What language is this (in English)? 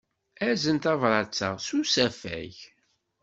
Kabyle